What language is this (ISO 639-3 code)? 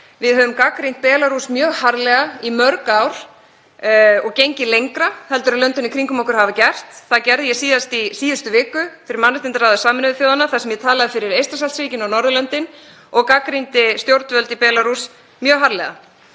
isl